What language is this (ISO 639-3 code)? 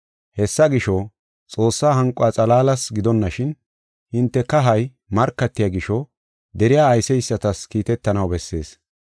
gof